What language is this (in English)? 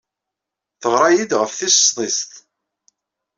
Kabyle